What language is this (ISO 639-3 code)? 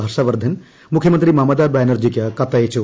mal